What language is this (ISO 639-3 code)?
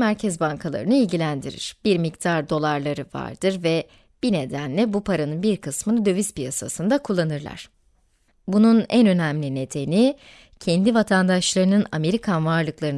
tur